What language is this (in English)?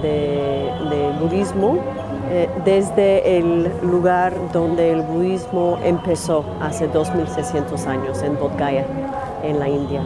Spanish